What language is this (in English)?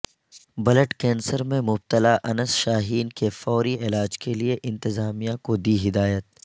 Urdu